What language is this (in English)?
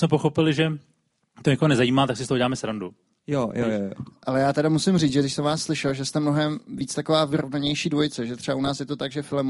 Czech